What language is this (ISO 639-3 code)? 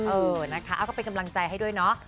tha